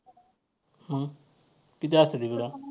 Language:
Marathi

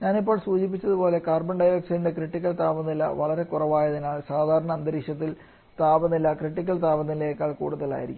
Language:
Malayalam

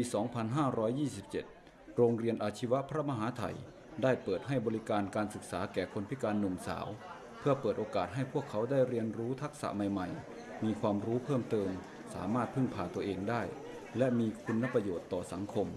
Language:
Thai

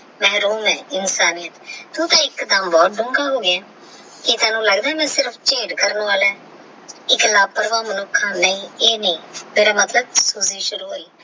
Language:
Punjabi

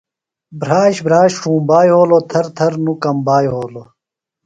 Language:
Phalura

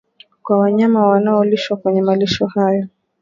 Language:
Swahili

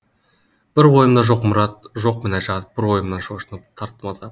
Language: Kazakh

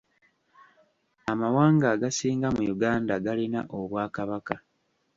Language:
Ganda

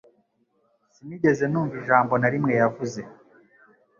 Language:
Kinyarwanda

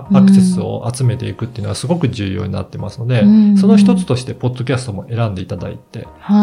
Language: Japanese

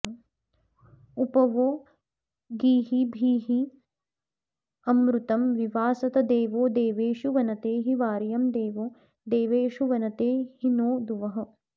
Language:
Sanskrit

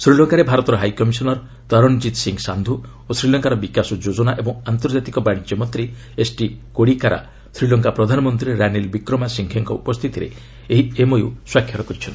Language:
Odia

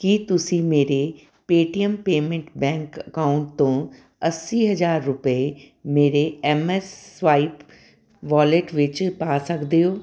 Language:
Punjabi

